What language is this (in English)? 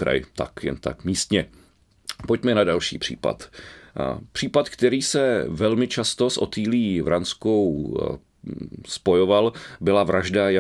Czech